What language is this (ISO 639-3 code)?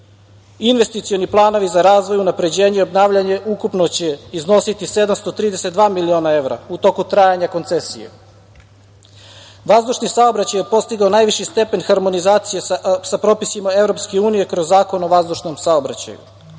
srp